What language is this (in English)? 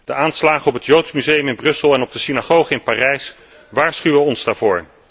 Dutch